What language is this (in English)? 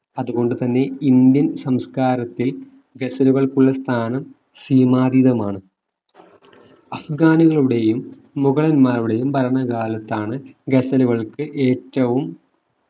Malayalam